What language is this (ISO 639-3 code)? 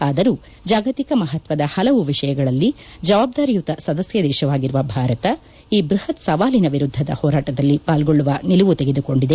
kan